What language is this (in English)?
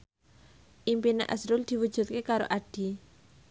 Javanese